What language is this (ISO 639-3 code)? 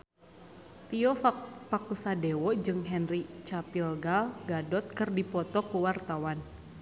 sun